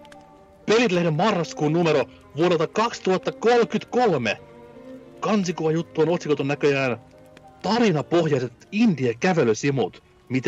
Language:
Finnish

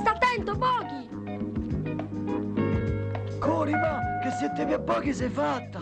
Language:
Italian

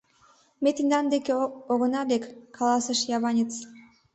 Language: Mari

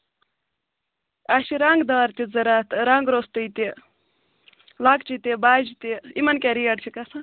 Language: Kashmiri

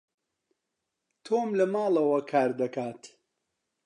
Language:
Central Kurdish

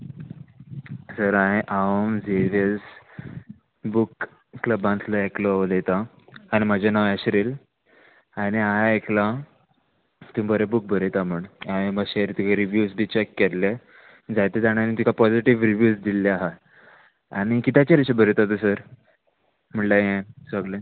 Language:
Konkani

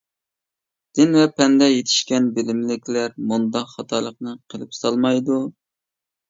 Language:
Uyghur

